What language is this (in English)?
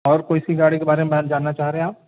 Urdu